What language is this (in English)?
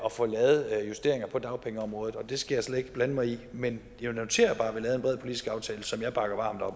Danish